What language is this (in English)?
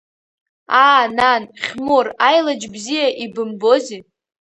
Abkhazian